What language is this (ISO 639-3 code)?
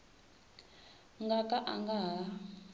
tso